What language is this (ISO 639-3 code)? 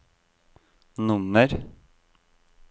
nor